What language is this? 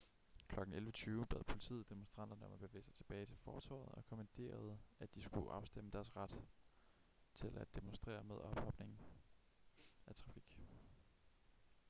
Danish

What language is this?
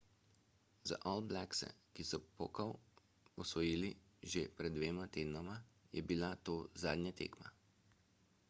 Slovenian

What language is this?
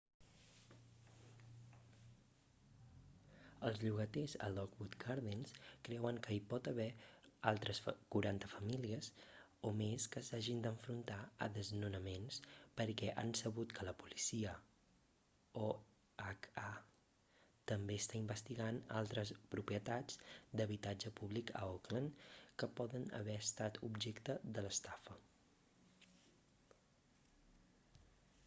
Catalan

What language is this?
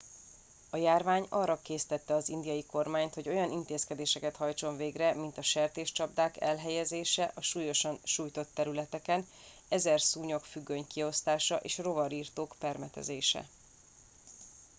Hungarian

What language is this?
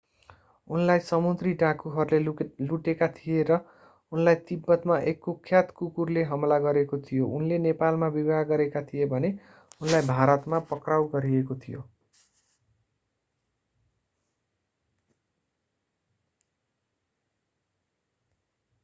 Nepali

